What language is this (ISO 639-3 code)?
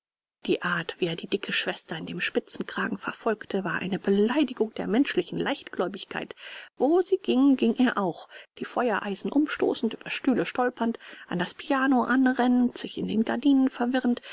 deu